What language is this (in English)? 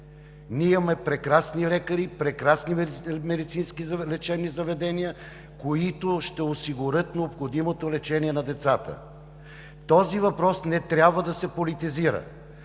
Bulgarian